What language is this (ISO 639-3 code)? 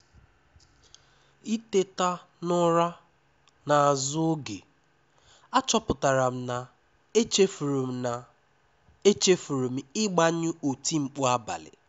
ibo